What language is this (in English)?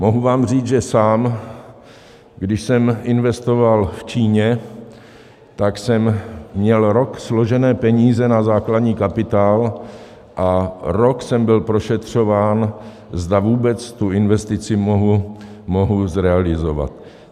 Czech